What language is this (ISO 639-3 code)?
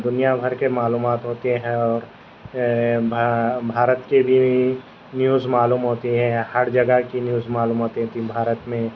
urd